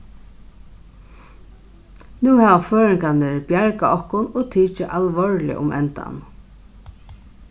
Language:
Faroese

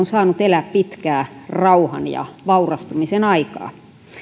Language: Finnish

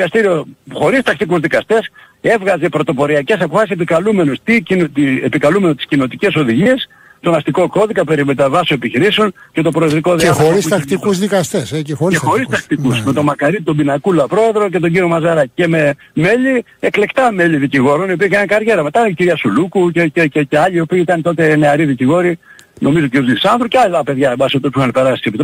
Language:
Greek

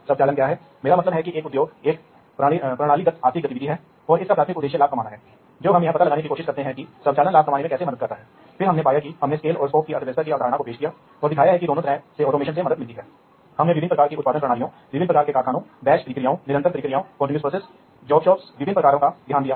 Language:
Hindi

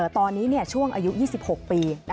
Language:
Thai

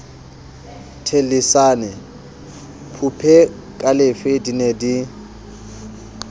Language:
Southern Sotho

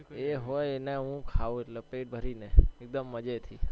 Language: Gujarati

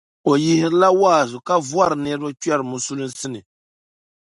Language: Dagbani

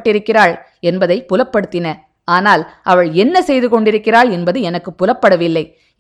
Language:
Tamil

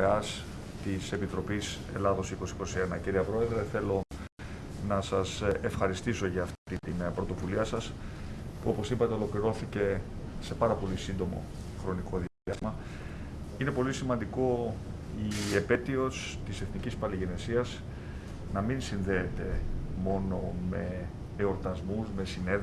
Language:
Greek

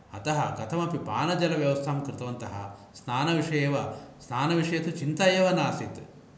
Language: Sanskrit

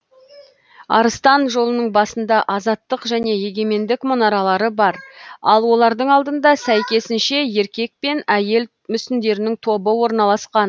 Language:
Kazakh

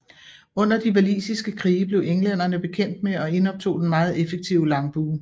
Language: Danish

